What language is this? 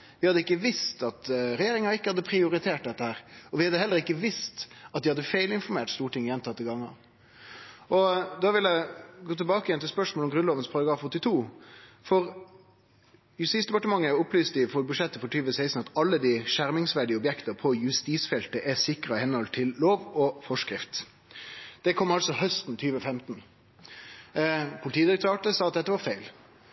Norwegian Nynorsk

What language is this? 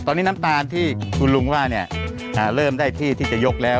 Thai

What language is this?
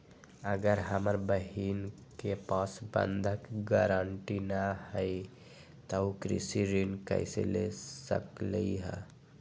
Magahi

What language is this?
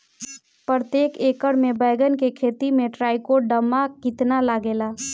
Bhojpuri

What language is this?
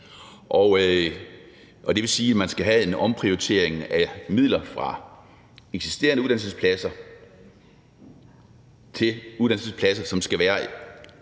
Danish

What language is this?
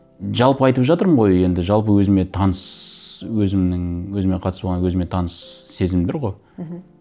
Kazakh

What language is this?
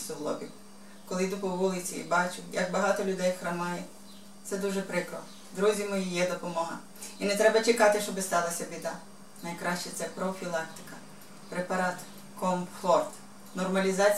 Ukrainian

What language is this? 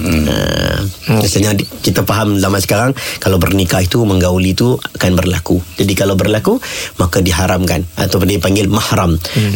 Malay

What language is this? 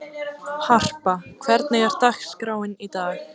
Icelandic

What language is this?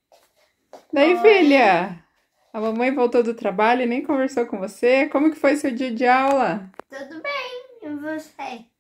Portuguese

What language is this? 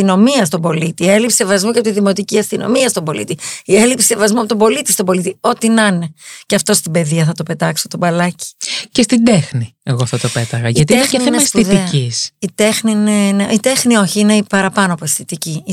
Greek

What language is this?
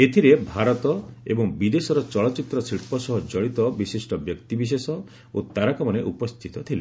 Odia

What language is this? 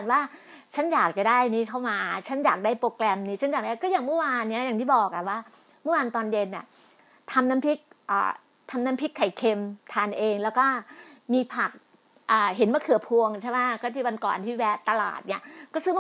Thai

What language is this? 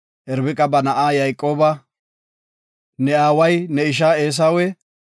Gofa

